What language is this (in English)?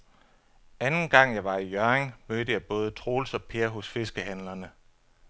Danish